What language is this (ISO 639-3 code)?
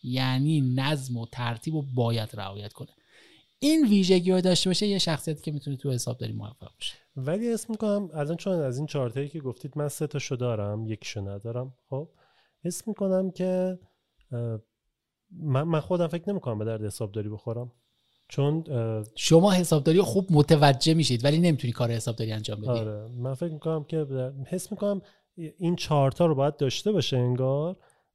fas